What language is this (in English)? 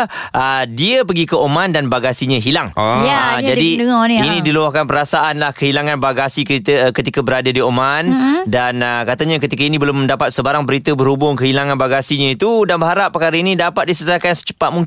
Malay